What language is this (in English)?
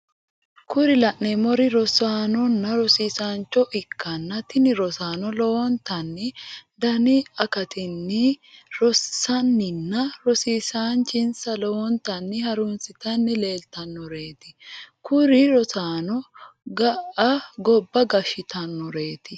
Sidamo